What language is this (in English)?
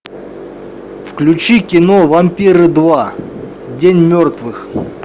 Russian